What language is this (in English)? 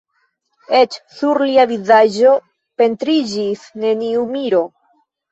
Esperanto